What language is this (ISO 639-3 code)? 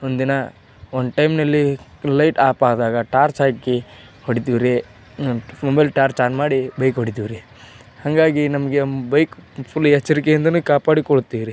kan